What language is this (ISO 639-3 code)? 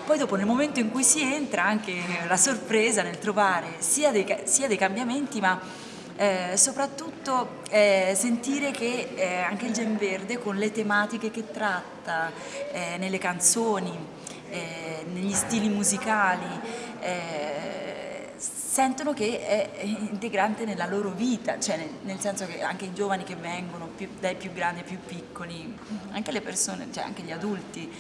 ita